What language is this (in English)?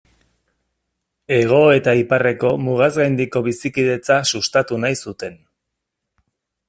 Basque